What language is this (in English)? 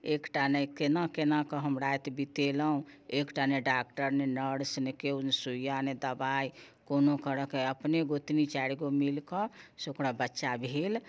Maithili